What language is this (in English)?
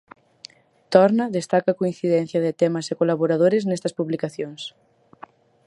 Galician